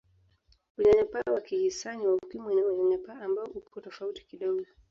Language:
Swahili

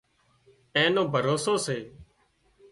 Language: Wadiyara Koli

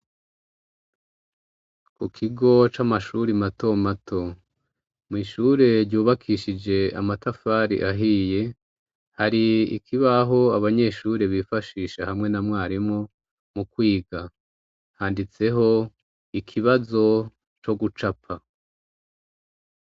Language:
Rundi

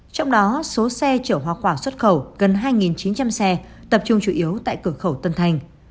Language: Vietnamese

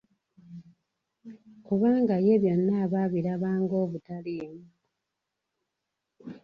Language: Ganda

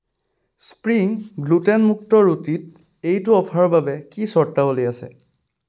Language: Assamese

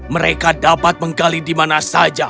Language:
Indonesian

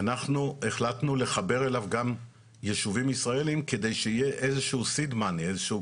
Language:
Hebrew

